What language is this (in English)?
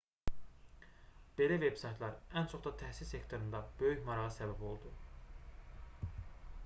Azerbaijani